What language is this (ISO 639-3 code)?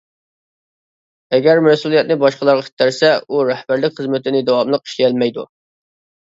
uig